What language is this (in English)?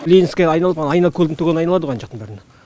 Kazakh